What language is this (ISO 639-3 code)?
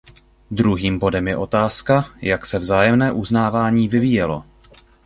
ces